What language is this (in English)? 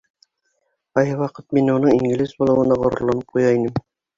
Bashkir